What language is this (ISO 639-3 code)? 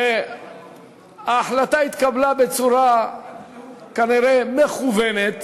heb